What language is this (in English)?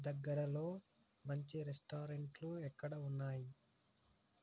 Telugu